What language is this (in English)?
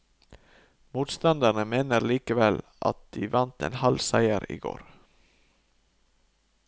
Norwegian